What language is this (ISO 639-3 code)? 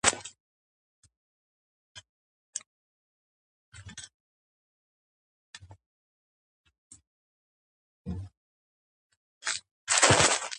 kat